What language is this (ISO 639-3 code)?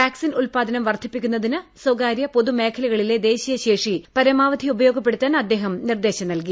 mal